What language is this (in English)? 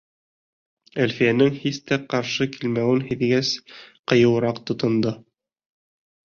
Bashkir